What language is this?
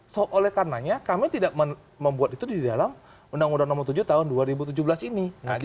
Indonesian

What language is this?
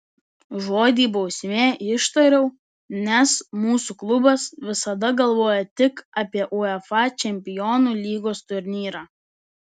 Lithuanian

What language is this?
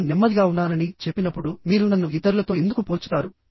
Telugu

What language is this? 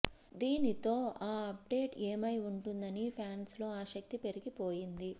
Telugu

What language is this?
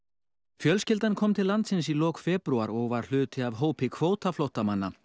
Icelandic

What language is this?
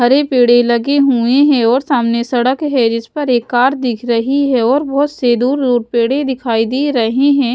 Hindi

